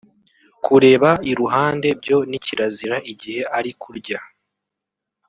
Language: Kinyarwanda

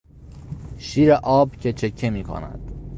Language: Persian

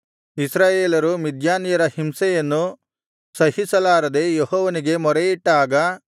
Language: Kannada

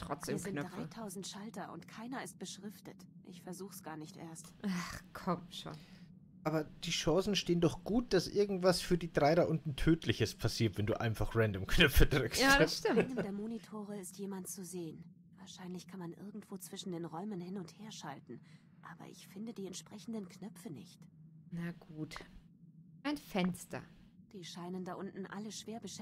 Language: German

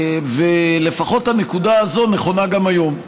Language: Hebrew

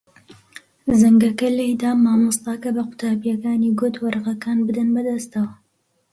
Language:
Central Kurdish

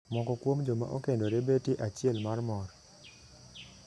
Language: Luo (Kenya and Tanzania)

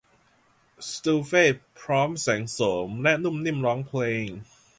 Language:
Thai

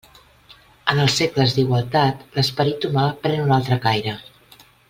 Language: Catalan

